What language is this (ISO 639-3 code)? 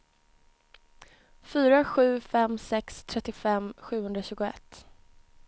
swe